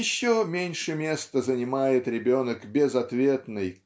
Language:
Russian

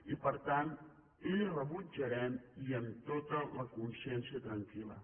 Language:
Catalan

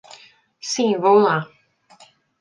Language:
Portuguese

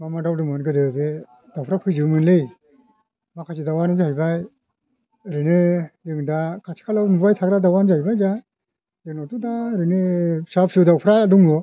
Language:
Bodo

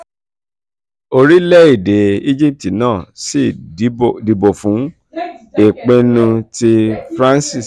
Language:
Yoruba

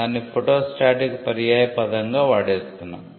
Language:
Telugu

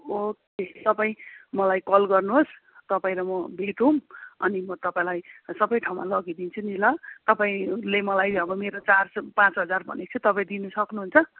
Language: Nepali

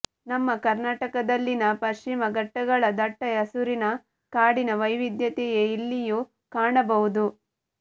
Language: Kannada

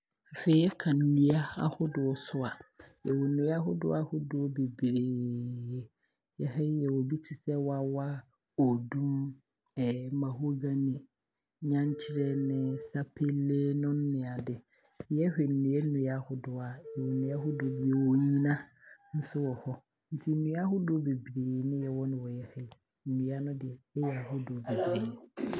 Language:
Abron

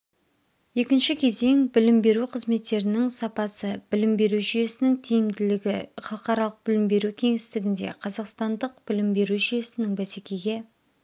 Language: Kazakh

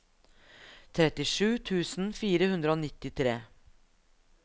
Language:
Norwegian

